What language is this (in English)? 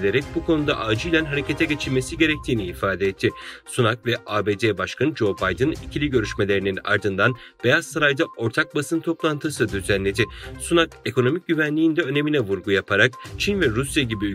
Turkish